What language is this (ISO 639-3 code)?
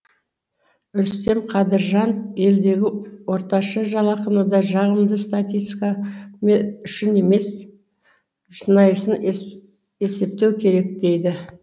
kaz